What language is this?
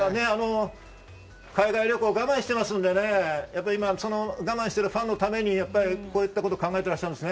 Japanese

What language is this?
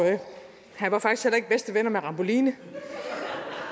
Danish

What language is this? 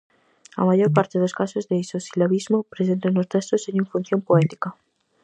Galician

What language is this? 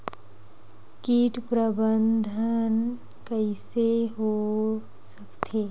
Chhattisgarhi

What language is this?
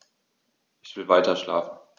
German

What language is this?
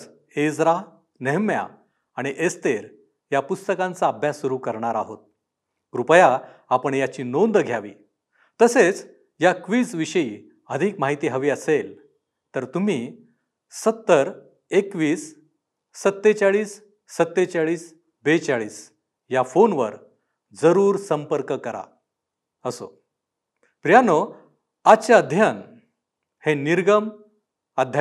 Marathi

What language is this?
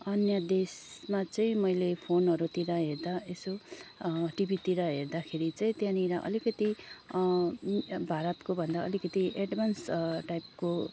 Nepali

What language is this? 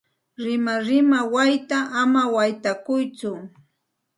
Santa Ana de Tusi Pasco Quechua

